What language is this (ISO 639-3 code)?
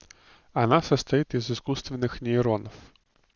rus